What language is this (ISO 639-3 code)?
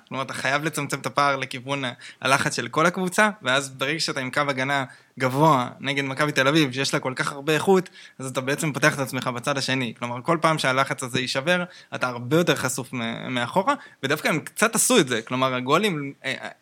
heb